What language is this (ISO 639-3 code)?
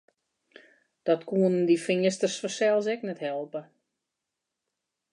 fry